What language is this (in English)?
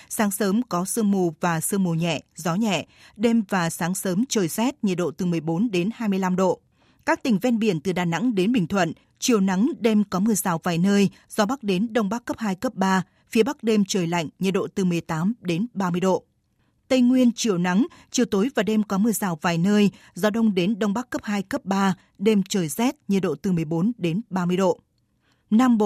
Vietnamese